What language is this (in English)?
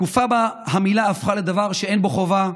Hebrew